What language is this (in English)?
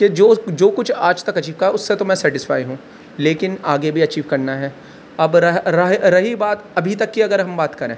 Urdu